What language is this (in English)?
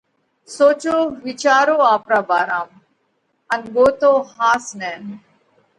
Parkari Koli